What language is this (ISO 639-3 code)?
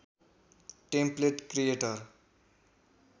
nep